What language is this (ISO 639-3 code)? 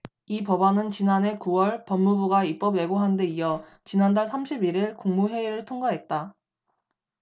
kor